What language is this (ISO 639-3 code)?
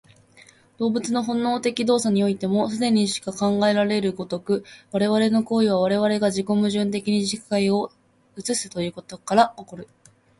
jpn